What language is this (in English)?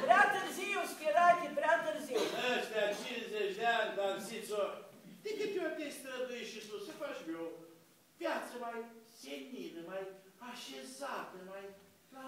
Romanian